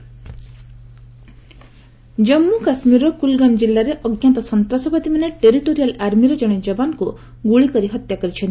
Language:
Odia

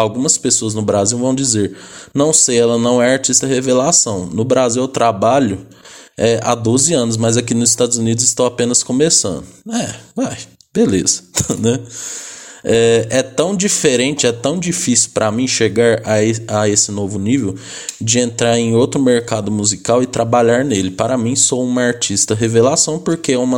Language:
Portuguese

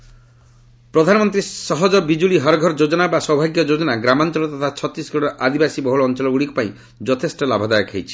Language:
Odia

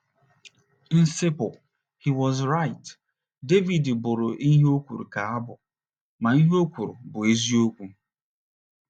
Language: Igbo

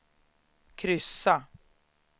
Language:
Swedish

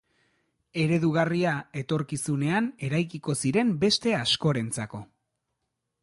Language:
Basque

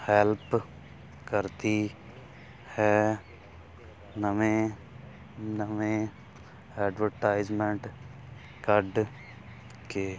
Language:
Punjabi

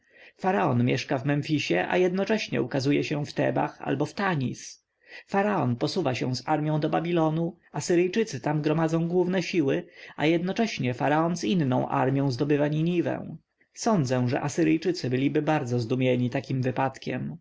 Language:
Polish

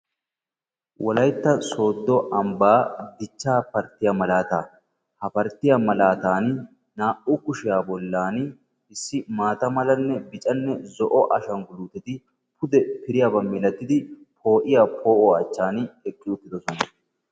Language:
Wolaytta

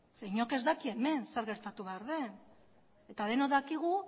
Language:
Basque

